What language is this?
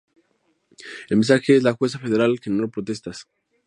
Spanish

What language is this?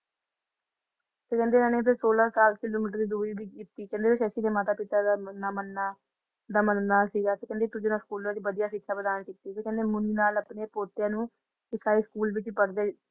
Punjabi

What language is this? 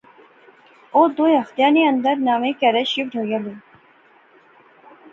Pahari-Potwari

